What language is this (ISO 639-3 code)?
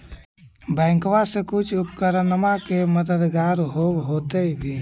mag